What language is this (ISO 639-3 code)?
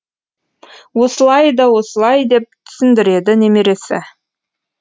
kaz